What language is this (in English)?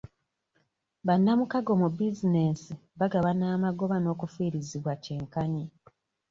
Ganda